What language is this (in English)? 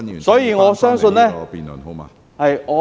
Cantonese